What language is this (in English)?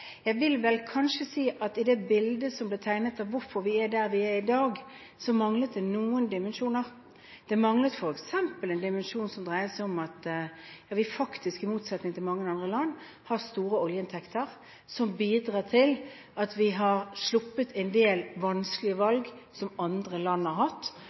Norwegian Bokmål